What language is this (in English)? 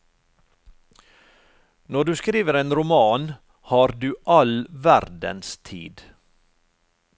Norwegian